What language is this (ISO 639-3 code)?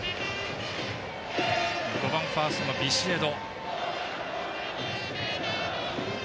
jpn